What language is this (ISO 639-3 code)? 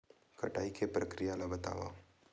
hne